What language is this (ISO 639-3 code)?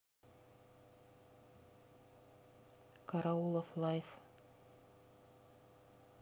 rus